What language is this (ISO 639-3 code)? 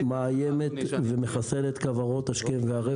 heb